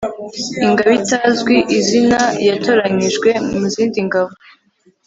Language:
Kinyarwanda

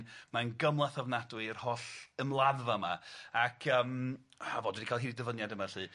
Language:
Welsh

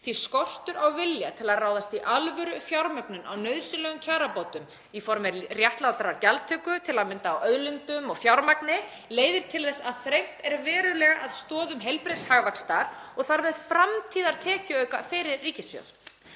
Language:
Icelandic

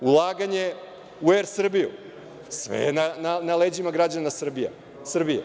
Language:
Serbian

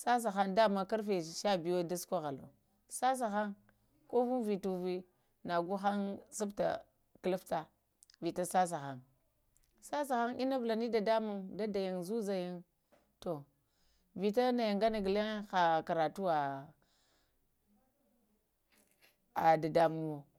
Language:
Lamang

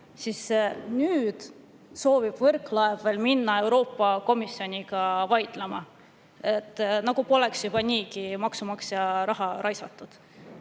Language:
Estonian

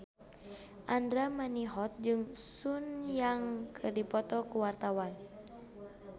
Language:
Sundanese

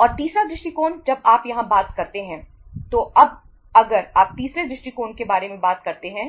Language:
Hindi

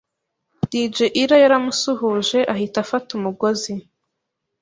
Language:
Kinyarwanda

